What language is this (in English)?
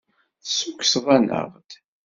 Kabyle